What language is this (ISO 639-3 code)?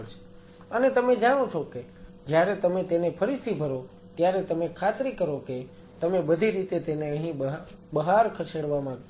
guj